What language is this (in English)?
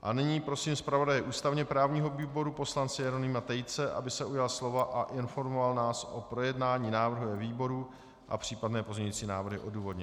Czech